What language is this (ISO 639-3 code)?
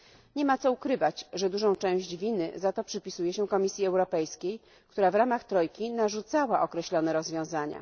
pol